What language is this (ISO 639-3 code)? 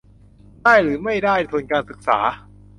tha